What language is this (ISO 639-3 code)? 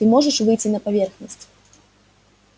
rus